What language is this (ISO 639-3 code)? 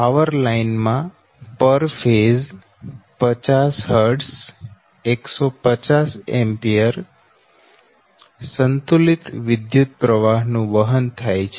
guj